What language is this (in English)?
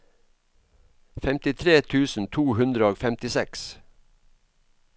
Norwegian